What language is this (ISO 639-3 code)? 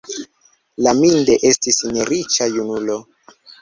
epo